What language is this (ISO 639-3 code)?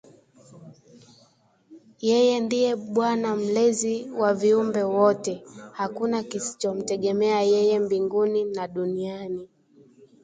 swa